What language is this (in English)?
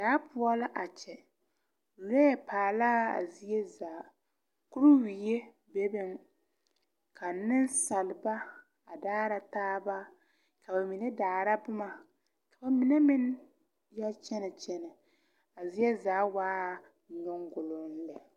Southern Dagaare